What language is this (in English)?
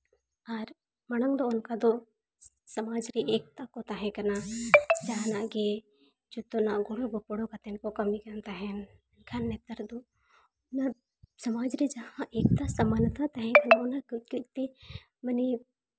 Santali